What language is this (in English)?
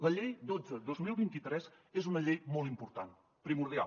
Catalan